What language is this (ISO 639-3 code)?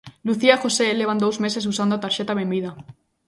glg